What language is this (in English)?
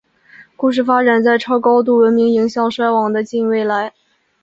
Chinese